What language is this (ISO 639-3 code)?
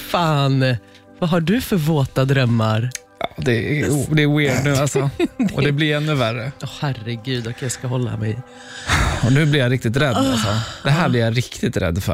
swe